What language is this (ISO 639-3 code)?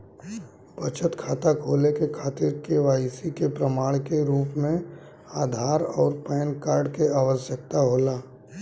bho